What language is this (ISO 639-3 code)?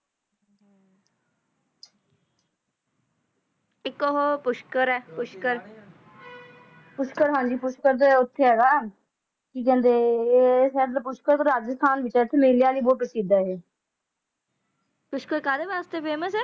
pan